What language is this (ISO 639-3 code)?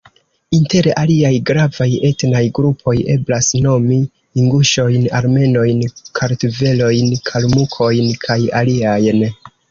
epo